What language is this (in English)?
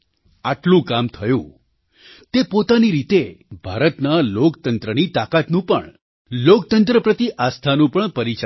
Gujarati